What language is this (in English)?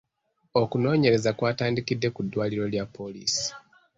Ganda